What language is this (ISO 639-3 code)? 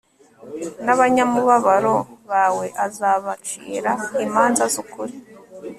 kin